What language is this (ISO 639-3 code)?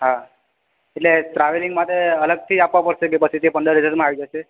guj